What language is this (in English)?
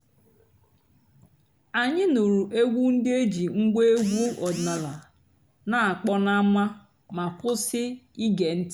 Igbo